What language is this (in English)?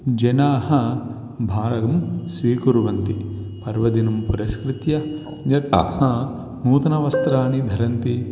Sanskrit